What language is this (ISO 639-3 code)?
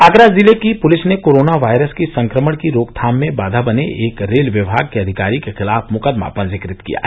hin